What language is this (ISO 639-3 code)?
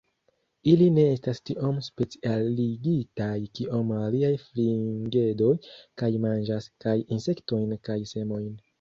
epo